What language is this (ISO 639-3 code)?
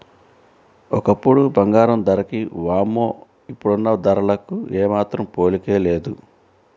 tel